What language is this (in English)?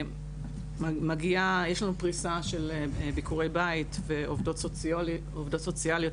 Hebrew